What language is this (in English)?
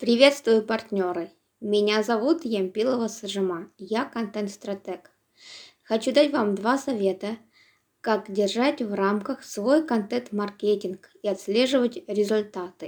Russian